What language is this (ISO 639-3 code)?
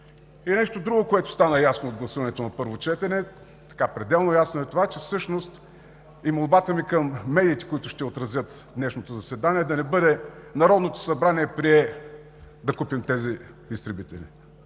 bul